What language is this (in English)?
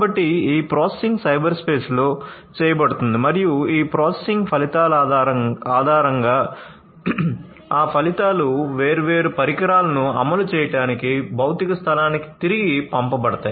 Telugu